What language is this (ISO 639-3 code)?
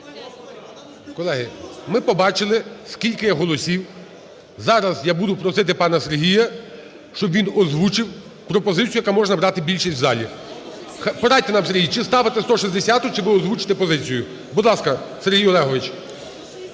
ukr